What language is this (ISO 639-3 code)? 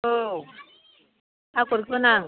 brx